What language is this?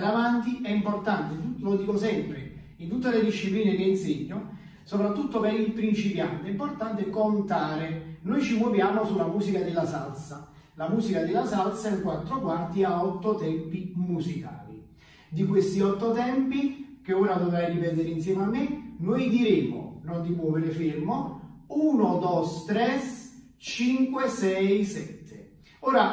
Italian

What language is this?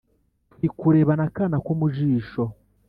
Kinyarwanda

